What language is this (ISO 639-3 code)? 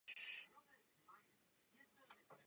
ces